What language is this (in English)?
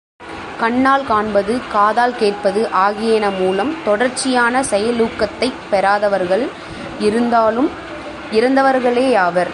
Tamil